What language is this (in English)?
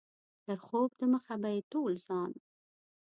Pashto